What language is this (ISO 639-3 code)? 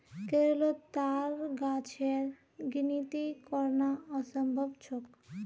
mag